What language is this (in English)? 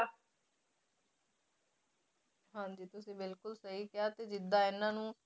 Punjabi